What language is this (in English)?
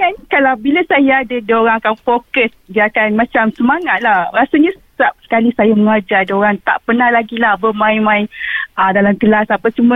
Malay